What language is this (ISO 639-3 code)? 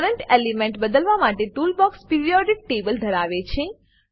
guj